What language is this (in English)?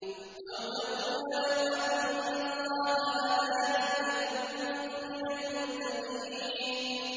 Arabic